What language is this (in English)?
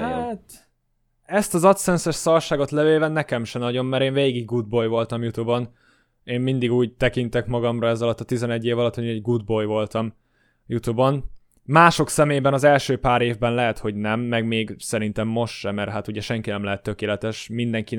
Hungarian